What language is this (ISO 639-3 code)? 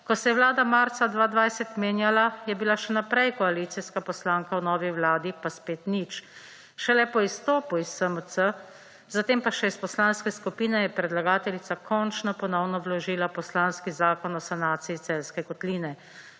slv